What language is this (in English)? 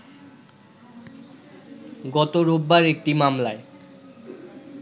Bangla